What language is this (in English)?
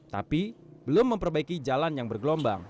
Indonesian